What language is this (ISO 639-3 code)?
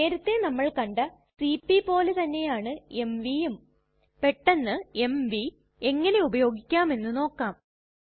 mal